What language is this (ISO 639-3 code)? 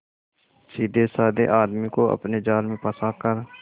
hin